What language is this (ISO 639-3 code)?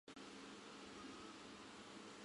zho